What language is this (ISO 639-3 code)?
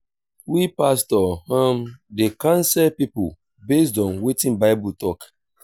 pcm